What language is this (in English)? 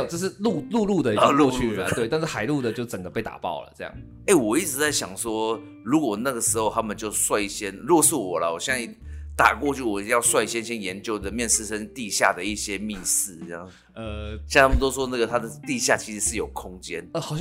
Chinese